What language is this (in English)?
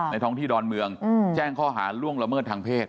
Thai